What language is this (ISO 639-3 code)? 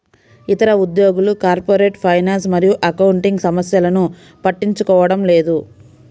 tel